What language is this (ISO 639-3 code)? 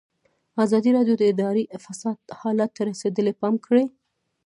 pus